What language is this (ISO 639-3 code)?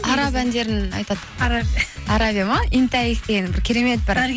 kaz